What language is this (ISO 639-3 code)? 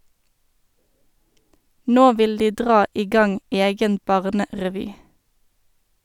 nor